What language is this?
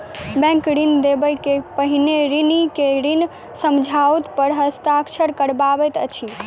Maithili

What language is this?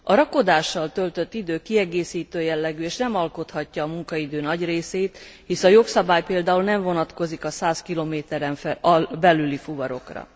Hungarian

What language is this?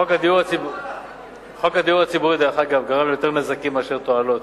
Hebrew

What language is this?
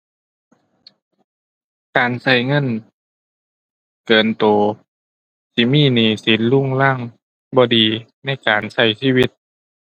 Thai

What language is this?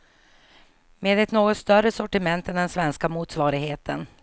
Swedish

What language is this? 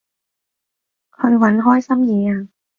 Cantonese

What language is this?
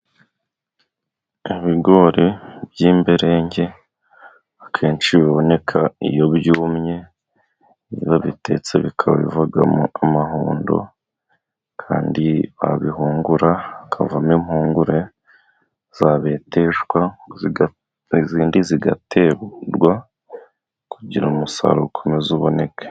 Kinyarwanda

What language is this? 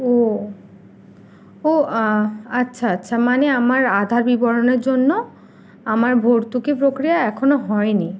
Bangla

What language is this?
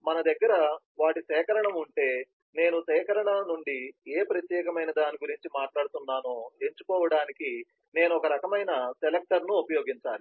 Telugu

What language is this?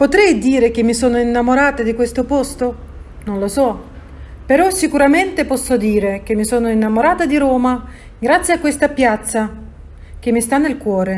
Italian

